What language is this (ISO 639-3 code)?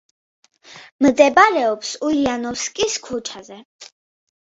kat